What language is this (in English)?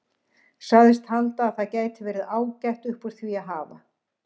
Icelandic